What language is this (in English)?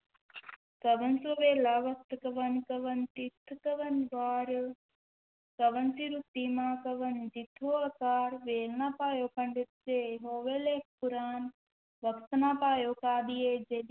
Punjabi